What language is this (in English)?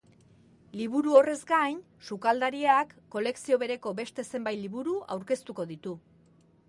Basque